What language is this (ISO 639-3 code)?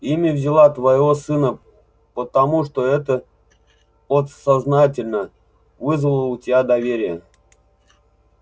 rus